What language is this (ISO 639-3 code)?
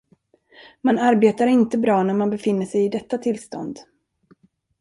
swe